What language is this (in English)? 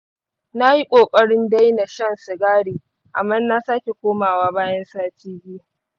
Hausa